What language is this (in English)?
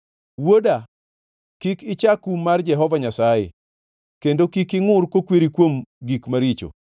Luo (Kenya and Tanzania)